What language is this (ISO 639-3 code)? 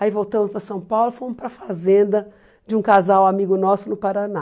por